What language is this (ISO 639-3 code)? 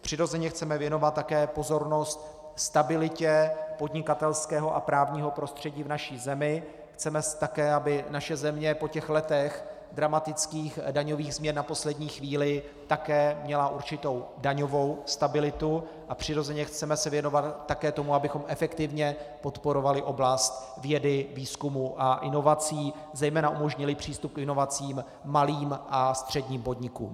ces